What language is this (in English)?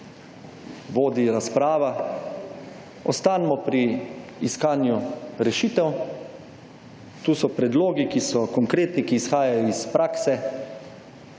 Slovenian